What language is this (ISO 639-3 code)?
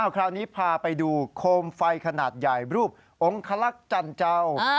tha